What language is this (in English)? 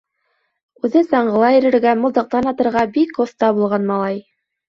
Bashkir